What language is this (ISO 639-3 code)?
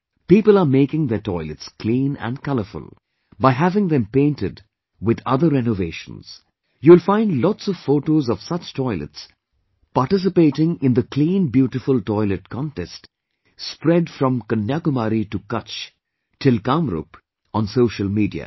eng